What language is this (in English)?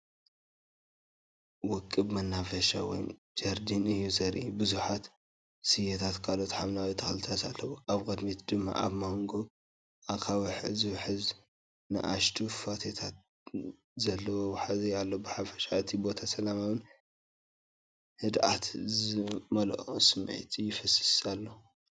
Tigrinya